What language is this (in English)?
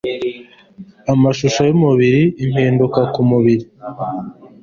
Kinyarwanda